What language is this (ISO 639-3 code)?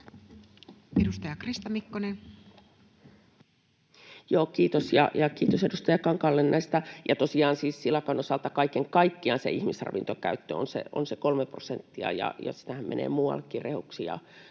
fin